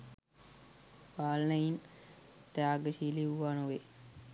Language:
Sinhala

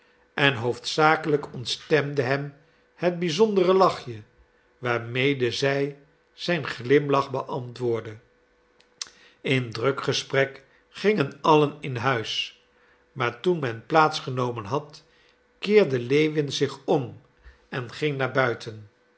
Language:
Dutch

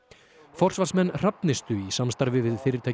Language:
Icelandic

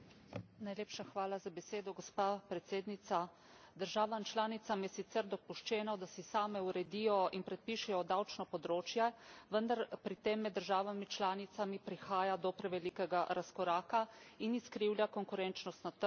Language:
Slovenian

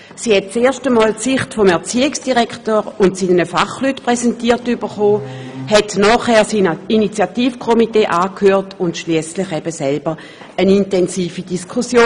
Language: Swiss German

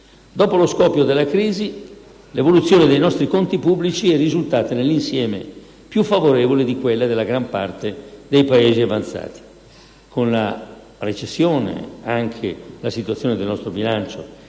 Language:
Italian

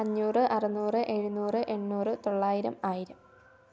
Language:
Malayalam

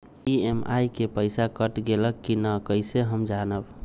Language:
Magahi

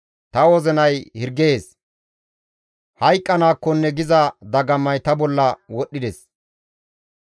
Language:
Gamo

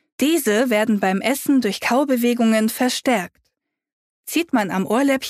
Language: German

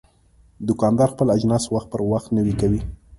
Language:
Pashto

